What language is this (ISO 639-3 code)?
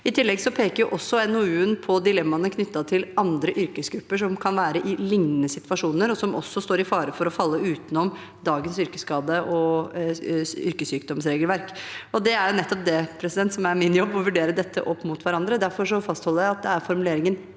nor